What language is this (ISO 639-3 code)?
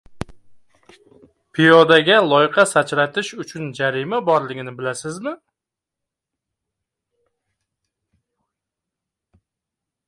uzb